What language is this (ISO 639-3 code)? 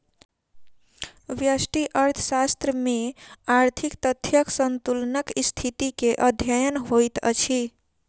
mai